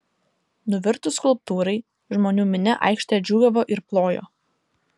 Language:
Lithuanian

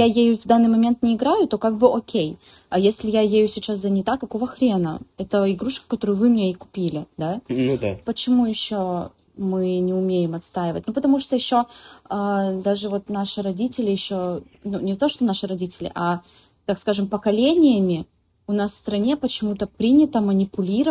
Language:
Russian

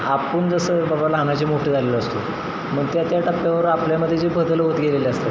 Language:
Marathi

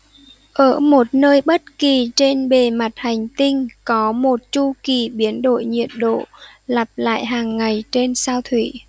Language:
Vietnamese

